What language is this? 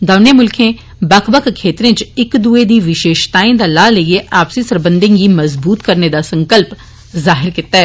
Dogri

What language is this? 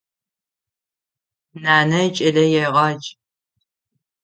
Adyghe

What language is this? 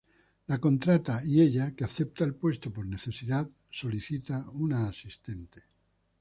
Spanish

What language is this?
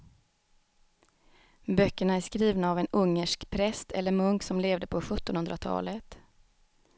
Swedish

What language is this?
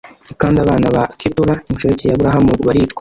Kinyarwanda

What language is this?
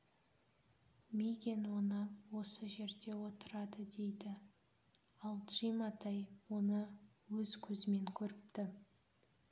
Kazakh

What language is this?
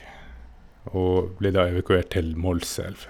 Norwegian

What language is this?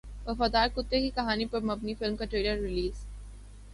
Urdu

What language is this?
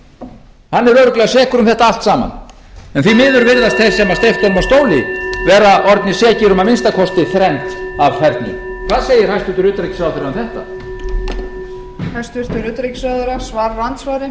Icelandic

